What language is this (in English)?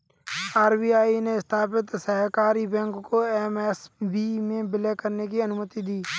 Hindi